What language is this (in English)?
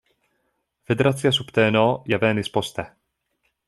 Esperanto